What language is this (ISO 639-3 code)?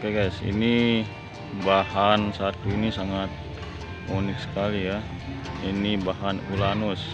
ind